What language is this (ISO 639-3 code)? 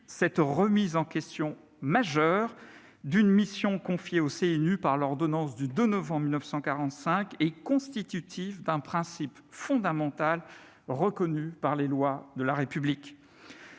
fra